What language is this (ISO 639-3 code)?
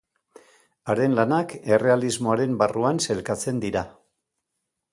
eus